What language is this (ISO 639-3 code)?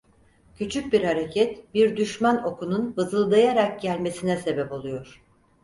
tur